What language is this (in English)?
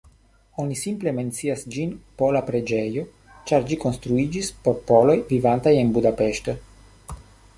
Esperanto